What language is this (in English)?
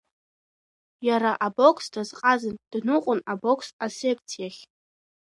Abkhazian